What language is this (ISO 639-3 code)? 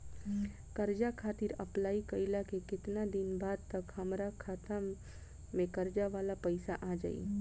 bho